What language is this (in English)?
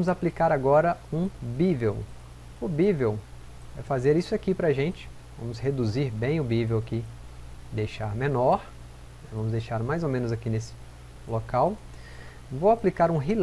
Portuguese